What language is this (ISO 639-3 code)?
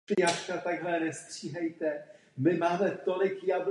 ces